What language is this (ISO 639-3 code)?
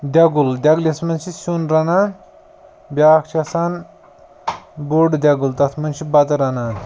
kas